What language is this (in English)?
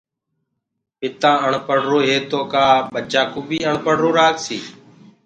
Gurgula